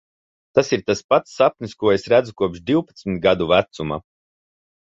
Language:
Latvian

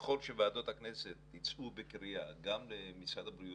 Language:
Hebrew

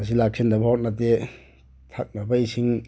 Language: Manipuri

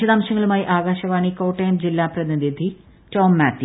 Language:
Malayalam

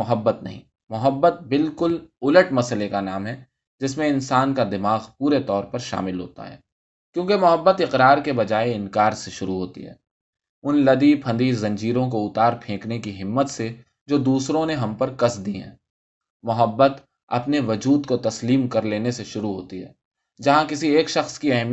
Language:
Urdu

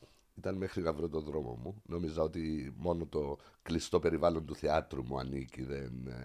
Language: Greek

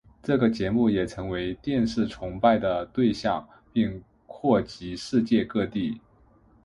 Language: Chinese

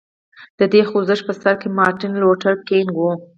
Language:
Pashto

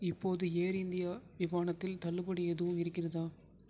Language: Tamil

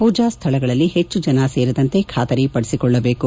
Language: Kannada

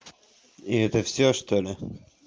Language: Russian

